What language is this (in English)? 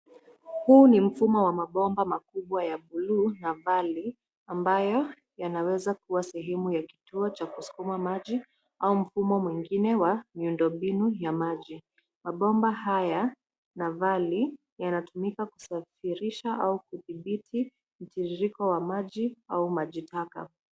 Swahili